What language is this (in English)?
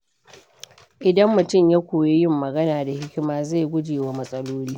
Hausa